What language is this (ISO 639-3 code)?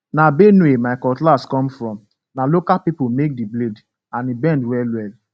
pcm